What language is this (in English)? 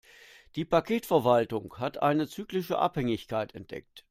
German